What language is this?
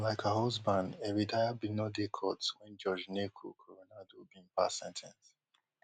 Nigerian Pidgin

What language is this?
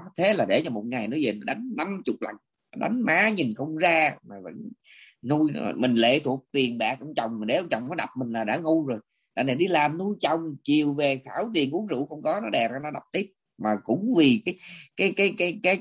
Vietnamese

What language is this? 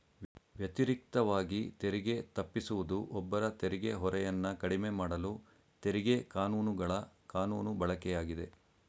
Kannada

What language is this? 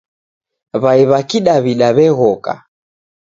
Taita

